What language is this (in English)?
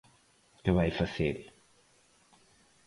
Galician